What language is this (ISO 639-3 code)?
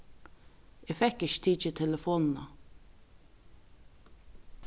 fao